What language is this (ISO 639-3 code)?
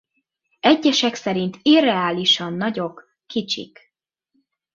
hun